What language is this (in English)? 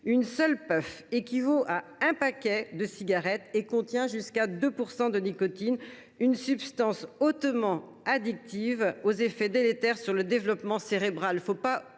French